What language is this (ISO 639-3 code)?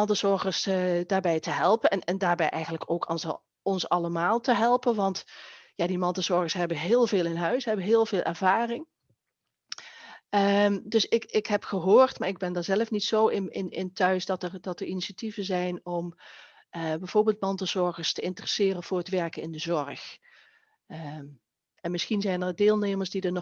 nld